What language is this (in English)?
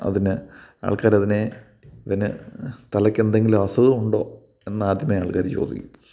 Malayalam